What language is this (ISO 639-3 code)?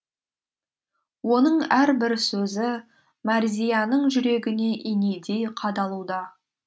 kaz